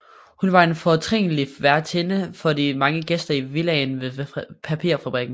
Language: Danish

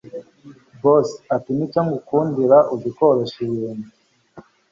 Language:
Kinyarwanda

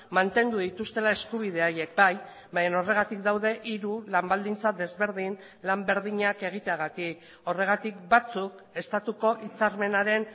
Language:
Basque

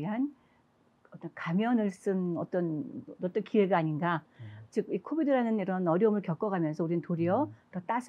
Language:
Korean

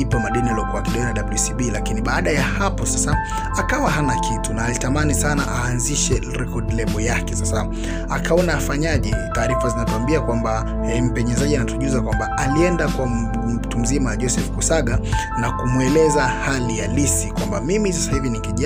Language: Swahili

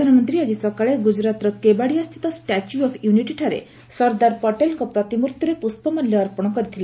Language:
Odia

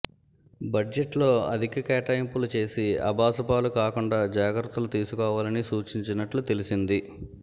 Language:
Telugu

